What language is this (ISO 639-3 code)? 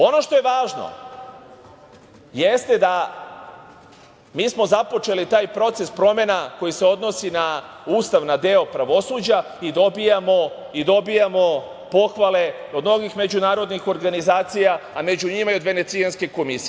srp